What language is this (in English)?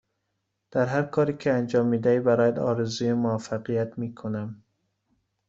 Persian